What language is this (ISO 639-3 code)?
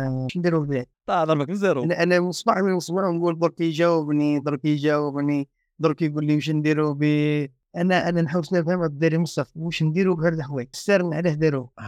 ara